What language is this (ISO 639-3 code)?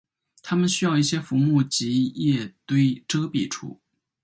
zho